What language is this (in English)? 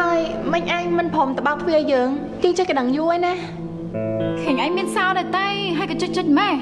Vietnamese